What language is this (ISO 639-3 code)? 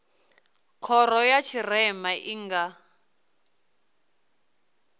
ven